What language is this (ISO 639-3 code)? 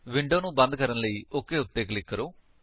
pan